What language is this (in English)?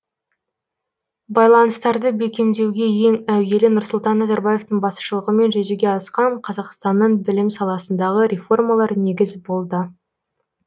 Kazakh